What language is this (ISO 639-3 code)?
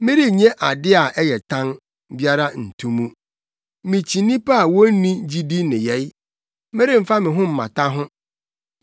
aka